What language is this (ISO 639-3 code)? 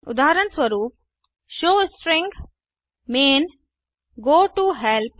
hin